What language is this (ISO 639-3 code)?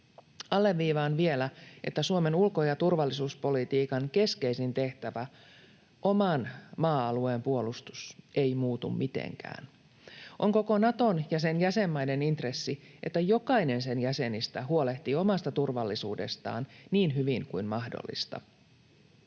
fin